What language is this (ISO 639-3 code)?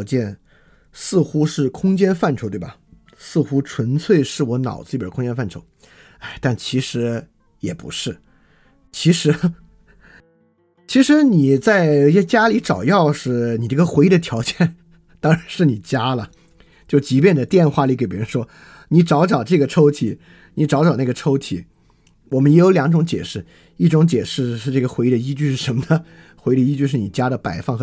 zho